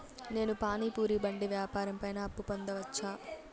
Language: Telugu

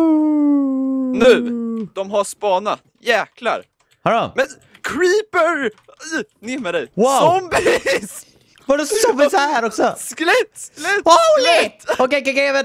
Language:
Swedish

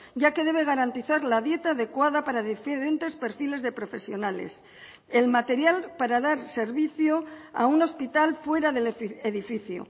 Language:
Spanish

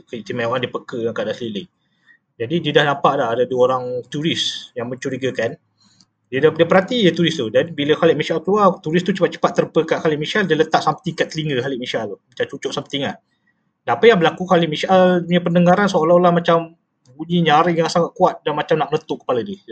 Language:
Malay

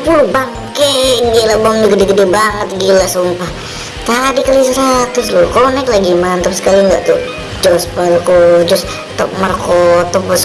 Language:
Indonesian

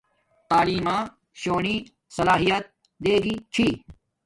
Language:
Domaaki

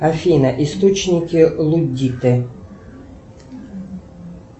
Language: Russian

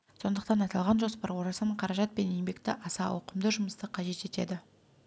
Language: Kazakh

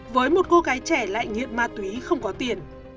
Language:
Vietnamese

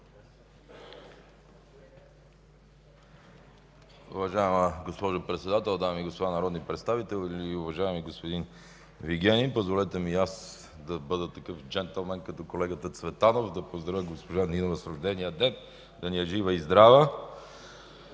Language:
Bulgarian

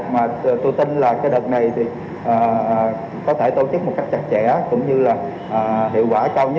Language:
Vietnamese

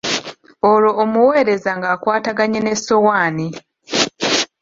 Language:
Ganda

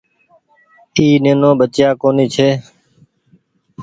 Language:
Goaria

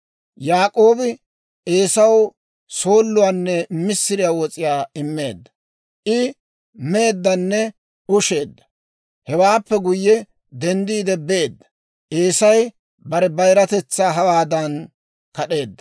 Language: Dawro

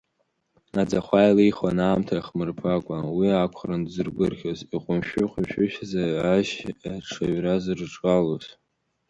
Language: Abkhazian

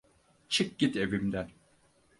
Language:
Turkish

